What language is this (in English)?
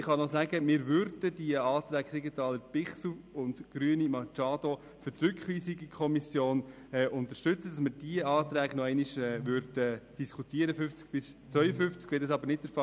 Swiss German